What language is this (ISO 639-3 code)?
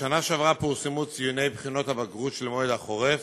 heb